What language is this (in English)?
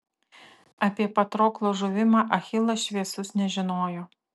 Lithuanian